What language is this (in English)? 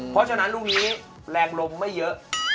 Thai